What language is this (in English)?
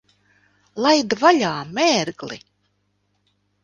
Latvian